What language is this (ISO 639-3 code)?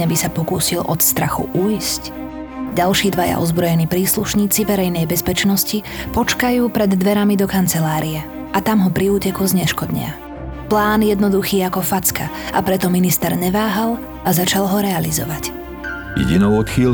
slk